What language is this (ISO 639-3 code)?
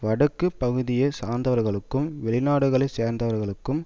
tam